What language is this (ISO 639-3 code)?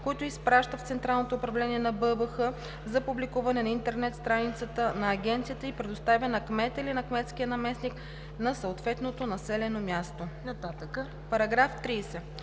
bul